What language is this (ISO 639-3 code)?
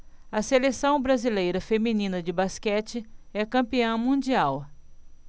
por